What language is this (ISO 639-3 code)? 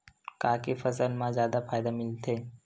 hne